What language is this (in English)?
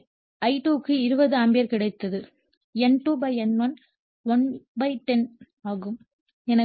Tamil